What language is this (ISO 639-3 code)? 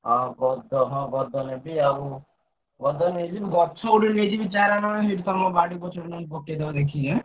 ori